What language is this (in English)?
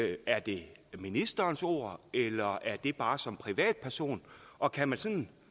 Danish